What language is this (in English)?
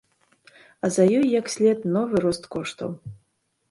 Belarusian